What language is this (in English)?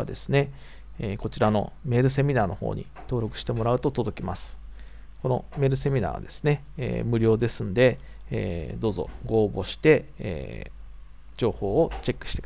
Japanese